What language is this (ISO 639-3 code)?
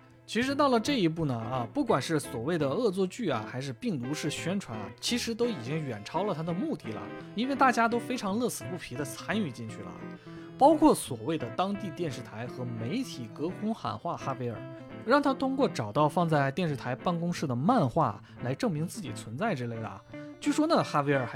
zho